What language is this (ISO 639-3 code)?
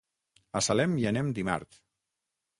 cat